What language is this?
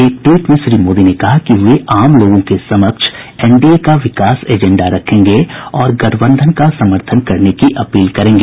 Hindi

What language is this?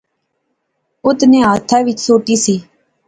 Pahari-Potwari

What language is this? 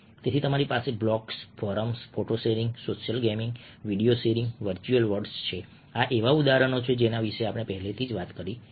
Gujarati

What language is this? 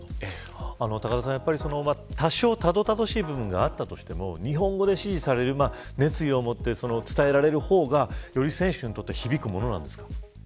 Japanese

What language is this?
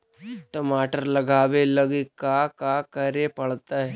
Magahi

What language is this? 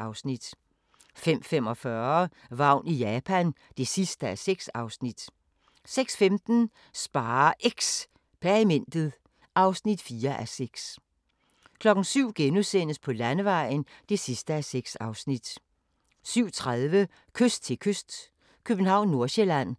Danish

